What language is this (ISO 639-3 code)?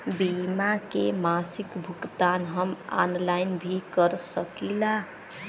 bho